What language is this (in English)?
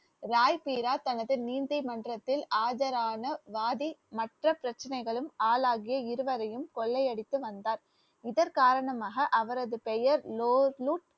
Tamil